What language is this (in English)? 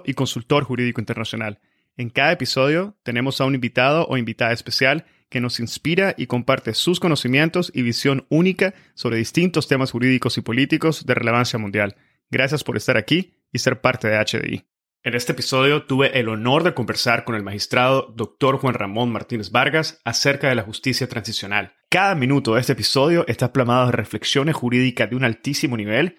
Spanish